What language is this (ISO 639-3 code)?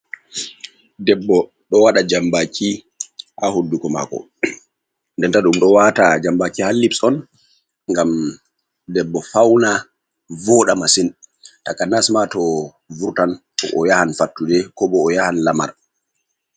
ful